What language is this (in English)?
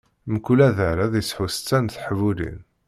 Kabyle